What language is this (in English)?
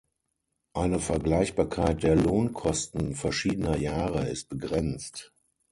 German